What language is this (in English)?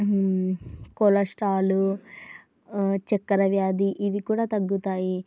Telugu